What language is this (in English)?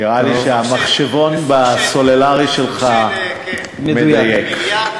Hebrew